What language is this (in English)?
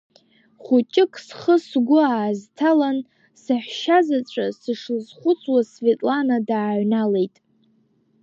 Abkhazian